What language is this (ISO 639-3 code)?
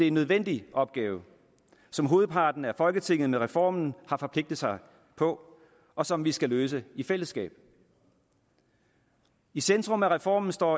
dan